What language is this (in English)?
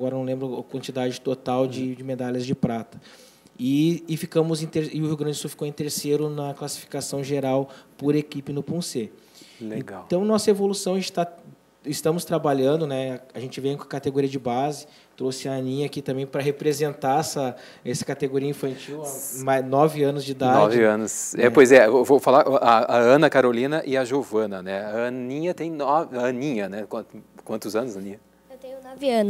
Portuguese